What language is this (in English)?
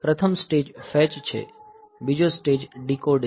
Gujarati